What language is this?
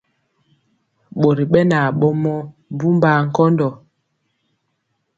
Mpiemo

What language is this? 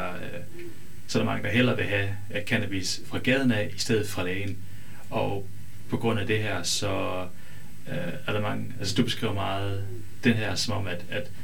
Danish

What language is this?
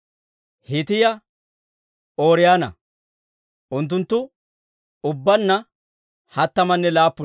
Dawro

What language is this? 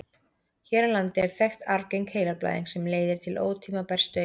Icelandic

